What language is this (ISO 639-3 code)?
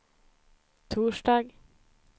swe